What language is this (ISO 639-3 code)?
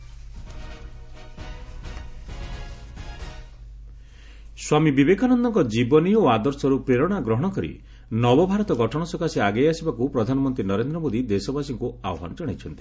ori